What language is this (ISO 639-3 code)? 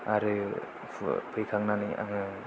brx